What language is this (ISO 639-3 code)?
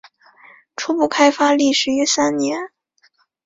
zho